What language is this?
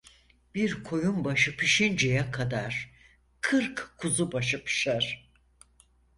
Turkish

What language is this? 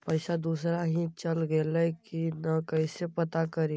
Magahi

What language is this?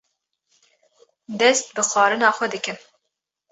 Kurdish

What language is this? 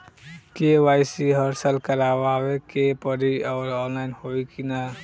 Bhojpuri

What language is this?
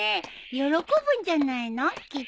Japanese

